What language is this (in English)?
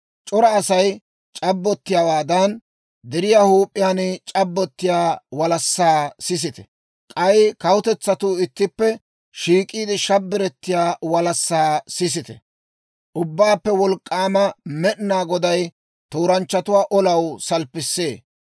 Dawro